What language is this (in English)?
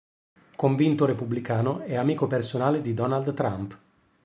Italian